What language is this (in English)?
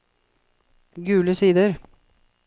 Norwegian